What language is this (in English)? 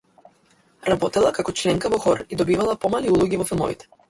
Macedonian